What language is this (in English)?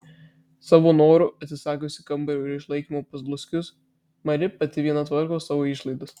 Lithuanian